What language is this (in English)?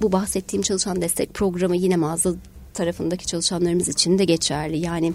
Turkish